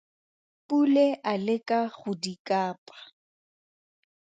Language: Tswana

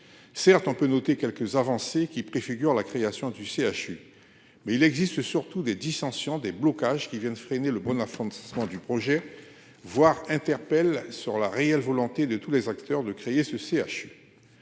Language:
French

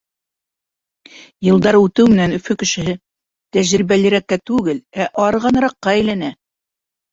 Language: Bashkir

